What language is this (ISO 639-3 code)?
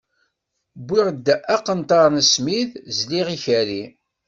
kab